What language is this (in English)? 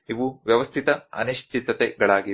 Kannada